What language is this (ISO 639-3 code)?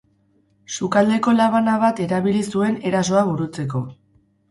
eus